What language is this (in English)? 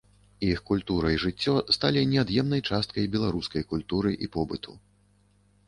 Belarusian